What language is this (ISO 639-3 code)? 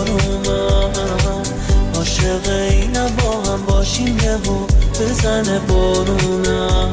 fas